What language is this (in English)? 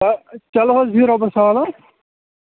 Kashmiri